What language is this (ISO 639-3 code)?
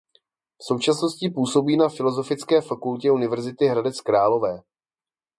ces